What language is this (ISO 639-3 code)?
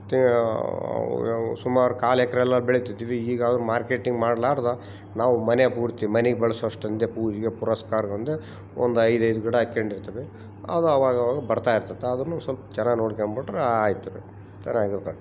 kan